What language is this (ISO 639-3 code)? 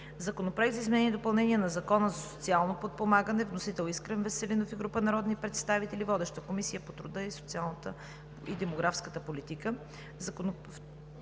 bul